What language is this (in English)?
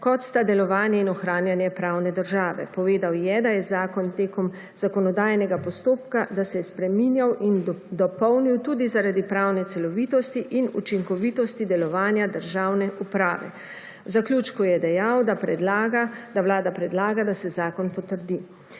Slovenian